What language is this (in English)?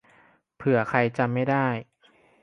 Thai